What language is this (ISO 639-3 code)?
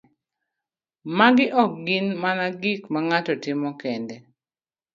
luo